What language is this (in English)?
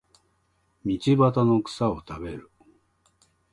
Japanese